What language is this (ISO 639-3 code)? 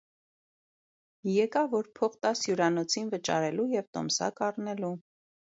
hye